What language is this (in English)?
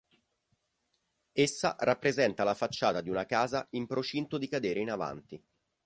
Italian